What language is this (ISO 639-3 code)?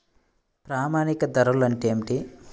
tel